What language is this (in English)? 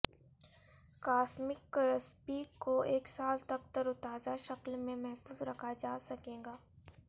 Urdu